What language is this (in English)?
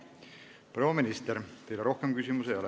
Estonian